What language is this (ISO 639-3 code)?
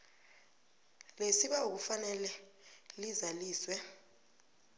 nbl